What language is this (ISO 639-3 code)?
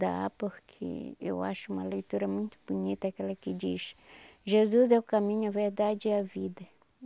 por